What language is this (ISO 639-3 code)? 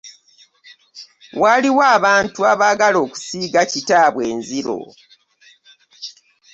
lug